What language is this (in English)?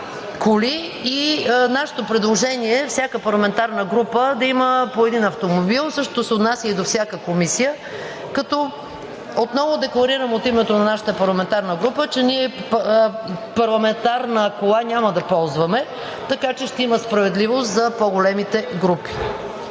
Bulgarian